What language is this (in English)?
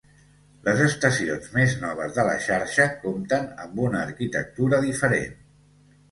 Catalan